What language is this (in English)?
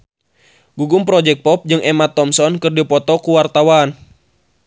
Sundanese